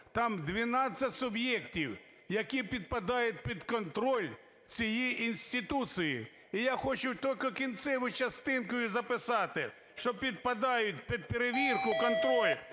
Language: Ukrainian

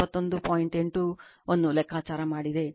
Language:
Kannada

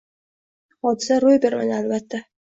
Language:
Uzbek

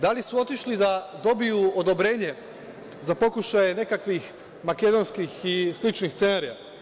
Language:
Serbian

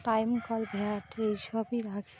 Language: Bangla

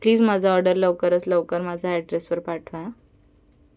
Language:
Marathi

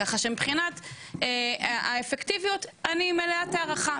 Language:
Hebrew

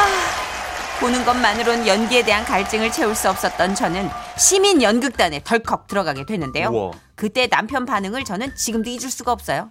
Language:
Korean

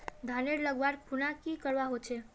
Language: Magahi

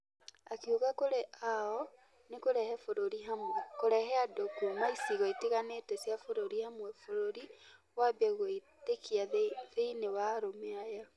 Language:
Kikuyu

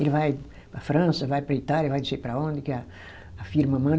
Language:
Portuguese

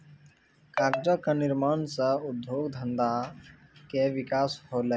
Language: Maithili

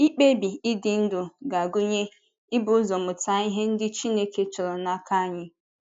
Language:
Igbo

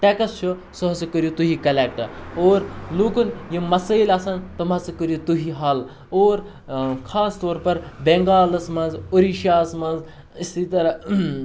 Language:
Kashmiri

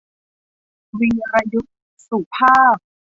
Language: Thai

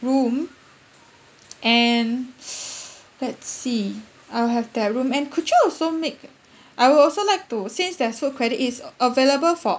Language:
English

